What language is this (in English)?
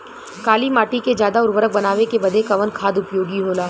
Bhojpuri